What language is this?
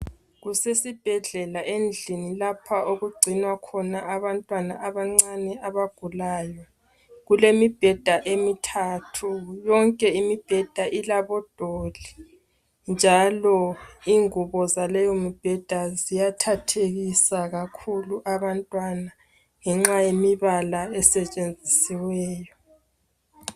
North Ndebele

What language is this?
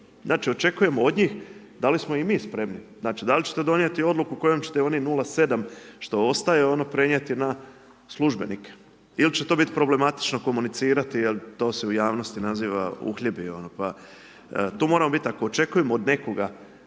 Croatian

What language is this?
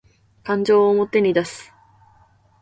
Japanese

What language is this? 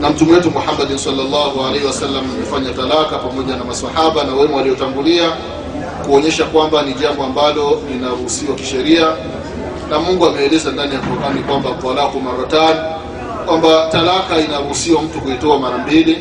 Swahili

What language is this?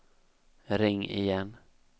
Swedish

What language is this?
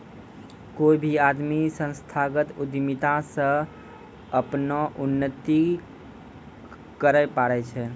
Maithili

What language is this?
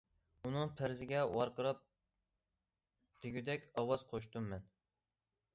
Uyghur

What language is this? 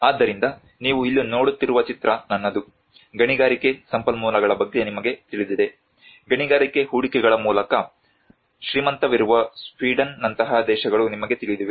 Kannada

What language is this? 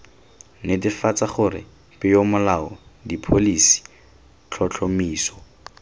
Tswana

